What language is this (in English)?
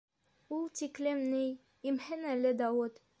Bashkir